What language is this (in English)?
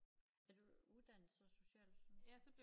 Danish